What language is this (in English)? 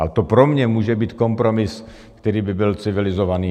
Czech